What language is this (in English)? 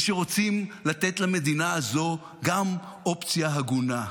Hebrew